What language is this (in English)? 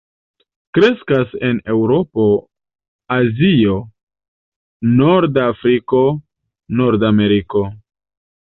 Esperanto